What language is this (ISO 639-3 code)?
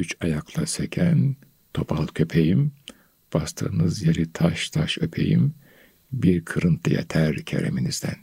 tur